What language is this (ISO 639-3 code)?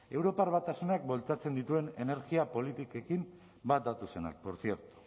eus